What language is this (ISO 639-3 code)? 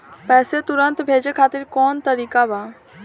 bho